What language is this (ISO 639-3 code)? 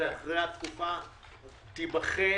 heb